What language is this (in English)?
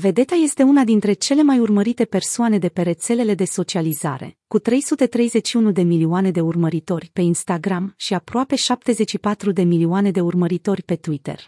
Romanian